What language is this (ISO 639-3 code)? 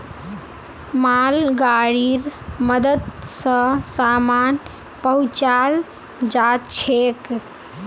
mag